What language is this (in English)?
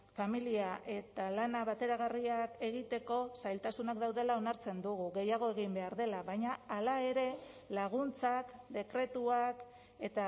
Basque